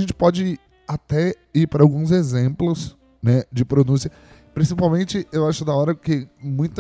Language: Portuguese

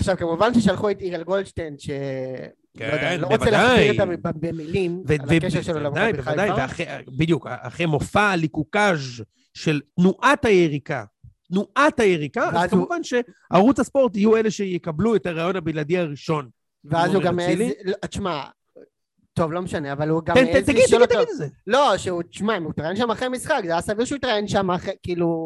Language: Hebrew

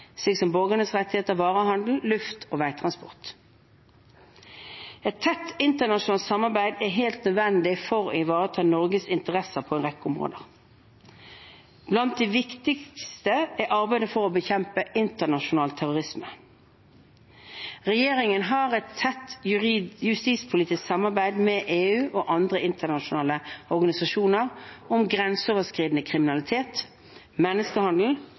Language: Norwegian Bokmål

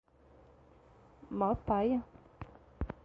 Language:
Portuguese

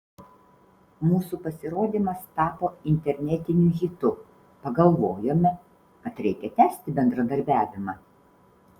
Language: Lithuanian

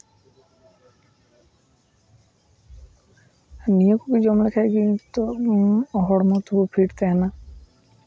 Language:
Santali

